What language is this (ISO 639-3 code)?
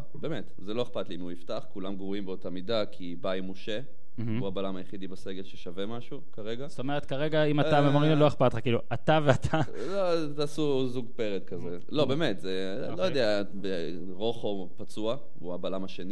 heb